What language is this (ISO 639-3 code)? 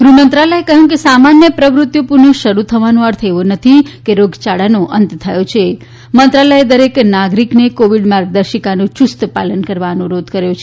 guj